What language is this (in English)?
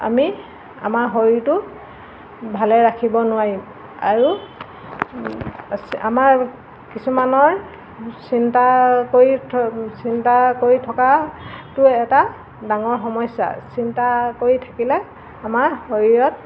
Assamese